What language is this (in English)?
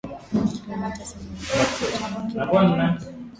Swahili